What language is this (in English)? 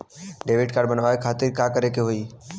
Bhojpuri